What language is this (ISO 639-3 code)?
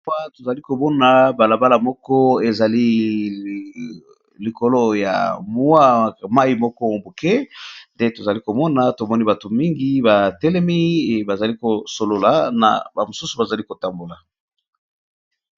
lin